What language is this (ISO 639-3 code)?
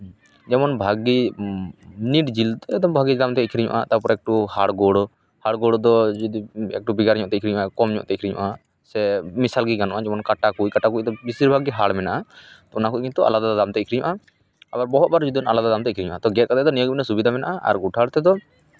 sat